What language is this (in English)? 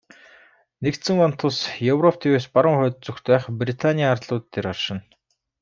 Mongolian